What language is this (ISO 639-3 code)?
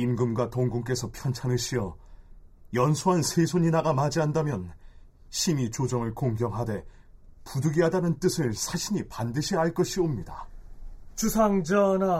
kor